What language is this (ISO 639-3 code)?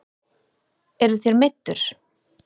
isl